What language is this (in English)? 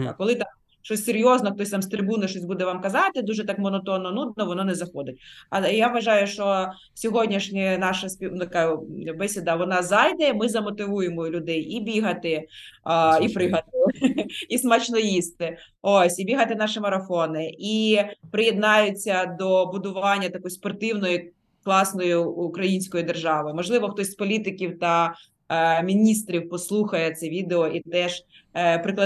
Ukrainian